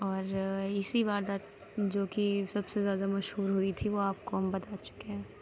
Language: Urdu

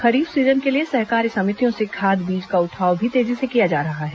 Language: Hindi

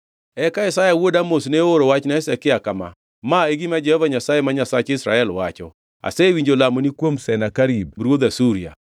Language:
Luo (Kenya and Tanzania)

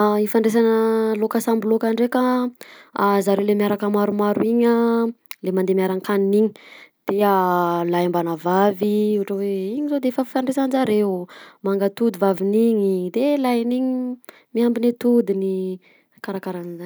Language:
Southern Betsimisaraka Malagasy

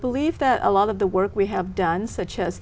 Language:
Vietnamese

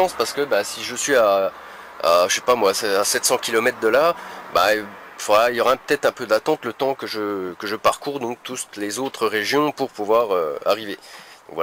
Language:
French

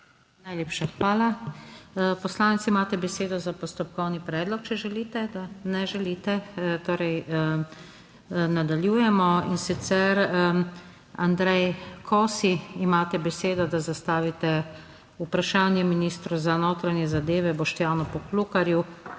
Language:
Slovenian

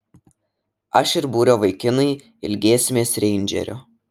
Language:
Lithuanian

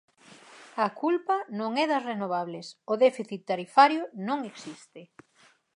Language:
Galician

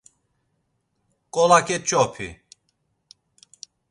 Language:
Laz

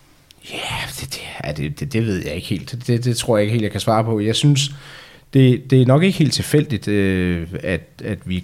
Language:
Danish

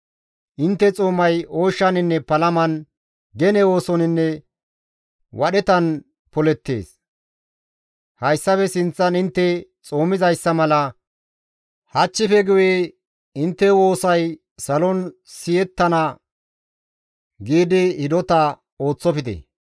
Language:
Gamo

